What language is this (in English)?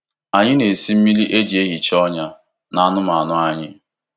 Igbo